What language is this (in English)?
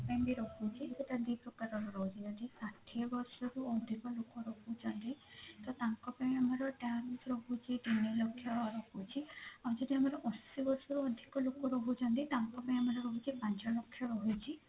Odia